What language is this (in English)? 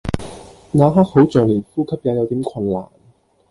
Cantonese